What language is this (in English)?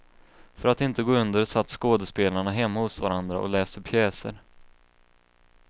Swedish